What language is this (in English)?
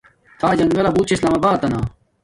Domaaki